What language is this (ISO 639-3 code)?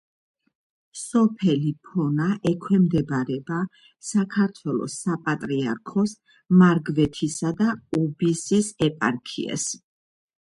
kat